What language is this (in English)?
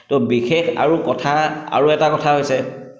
Assamese